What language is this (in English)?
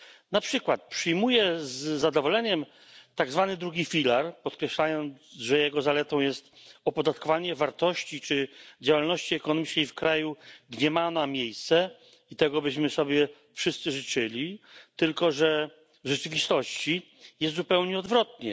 Polish